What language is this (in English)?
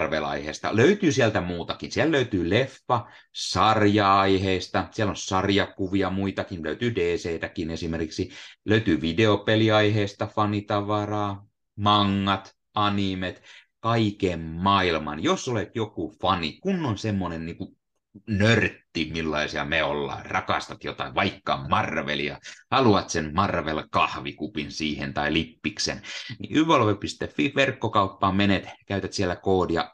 Finnish